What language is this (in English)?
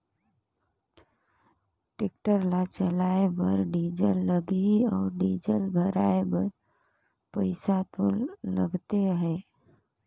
Chhattisgarhi